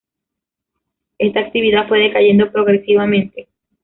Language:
Spanish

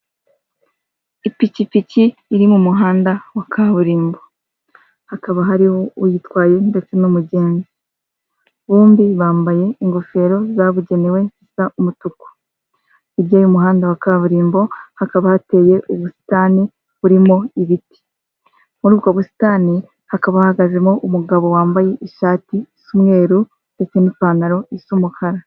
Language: Kinyarwanda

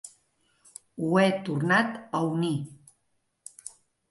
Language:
Catalan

